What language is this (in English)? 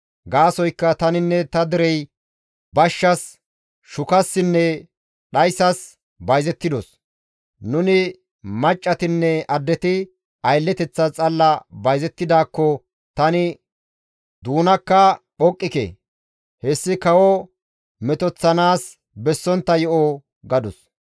Gamo